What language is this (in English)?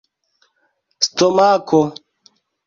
Esperanto